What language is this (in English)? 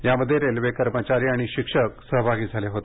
Marathi